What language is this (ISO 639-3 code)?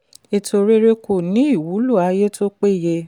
yor